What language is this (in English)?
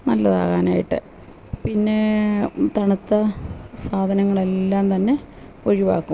Malayalam